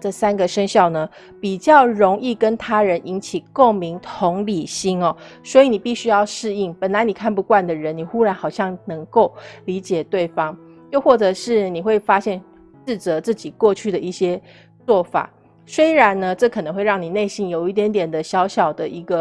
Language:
Chinese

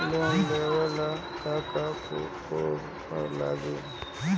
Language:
Bhojpuri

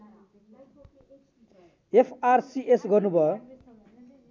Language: Nepali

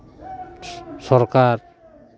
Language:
Santali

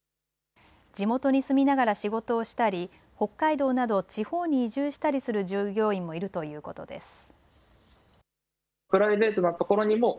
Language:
Japanese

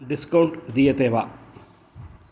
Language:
Sanskrit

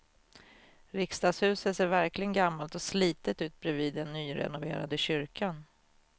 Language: Swedish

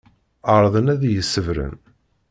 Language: Kabyle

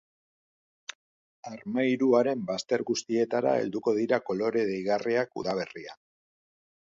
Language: Basque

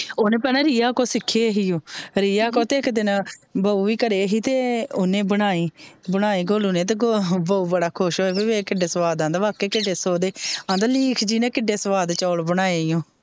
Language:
Punjabi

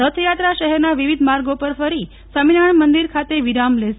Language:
Gujarati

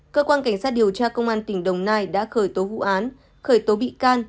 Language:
Vietnamese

